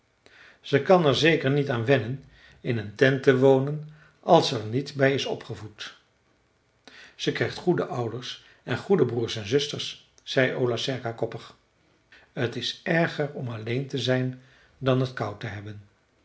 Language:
Dutch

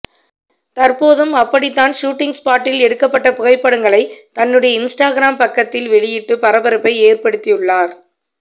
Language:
Tamil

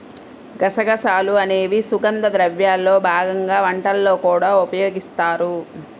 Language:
Telugu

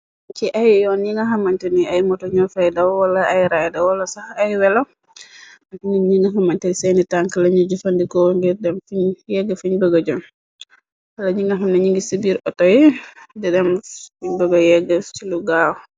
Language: Wolof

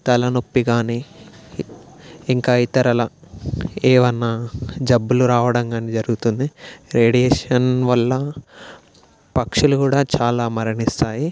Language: Telugu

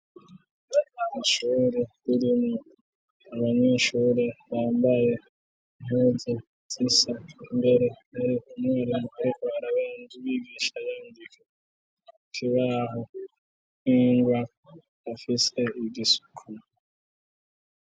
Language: Rundi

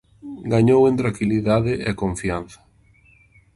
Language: Galician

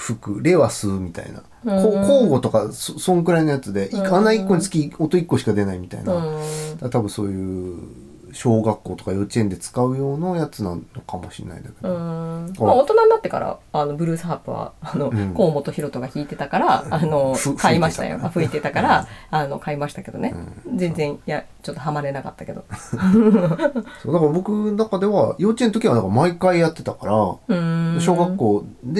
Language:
Japanese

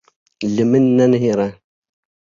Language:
Kurdish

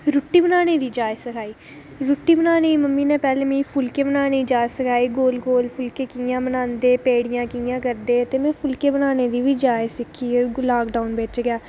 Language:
Dogri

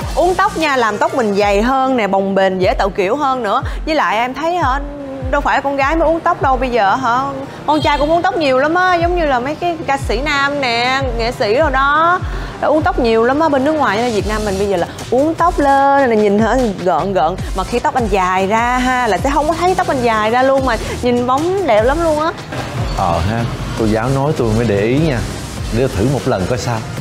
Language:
Vietnamese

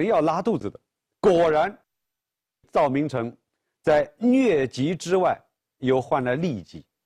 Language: Chinese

